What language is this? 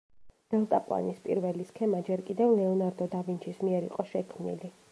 Georgian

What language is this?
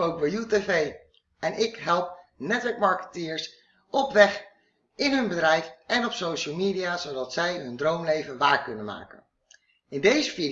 Dutch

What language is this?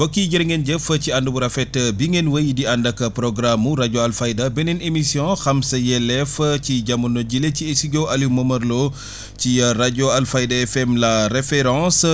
Wolof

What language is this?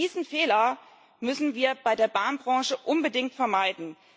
German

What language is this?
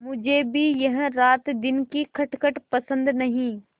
Hindi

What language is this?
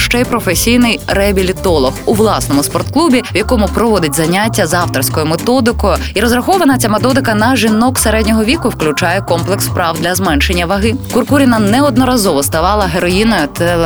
Ukrainian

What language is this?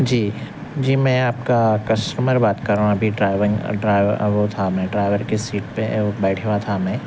Urdu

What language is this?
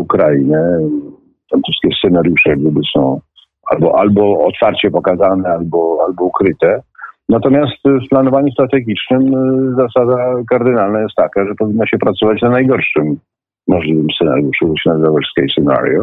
Polish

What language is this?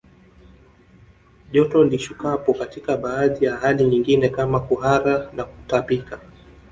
Swahili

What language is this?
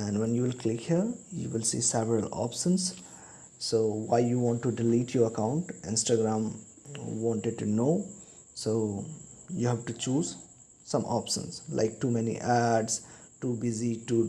English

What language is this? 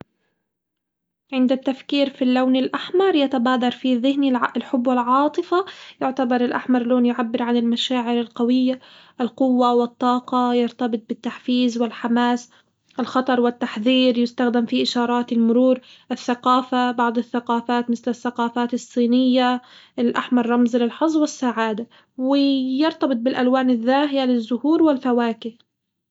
Hijazi Arabic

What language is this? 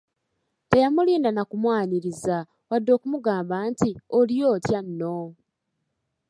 Ganda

